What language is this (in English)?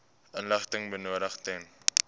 Afrikaans